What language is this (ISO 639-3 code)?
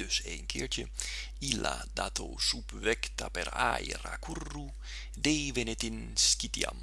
nld